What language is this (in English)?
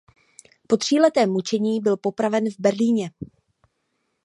Czech